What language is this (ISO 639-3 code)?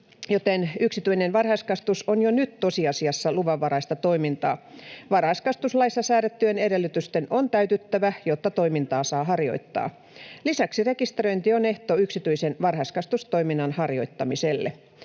fin